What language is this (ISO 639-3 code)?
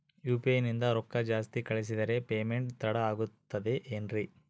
kan